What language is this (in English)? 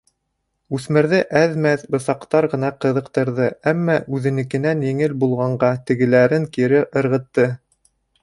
Bashkir